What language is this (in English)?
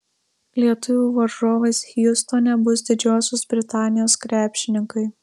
Lithuanian